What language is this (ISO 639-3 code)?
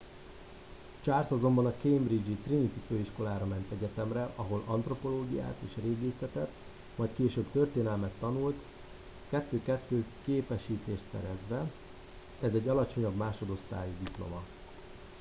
hun